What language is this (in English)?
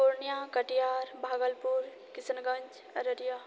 Maithili